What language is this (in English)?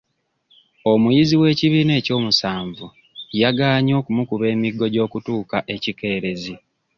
Ganda